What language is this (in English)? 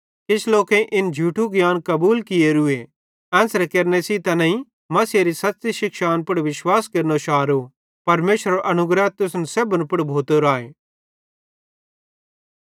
Bhadrawahi